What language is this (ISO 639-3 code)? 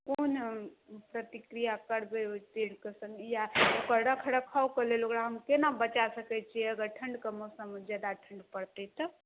mai